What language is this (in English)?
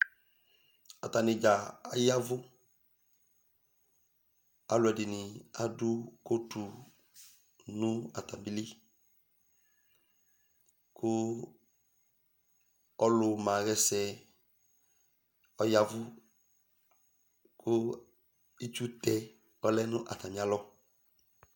Ikposo